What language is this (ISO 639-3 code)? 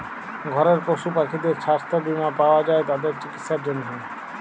ben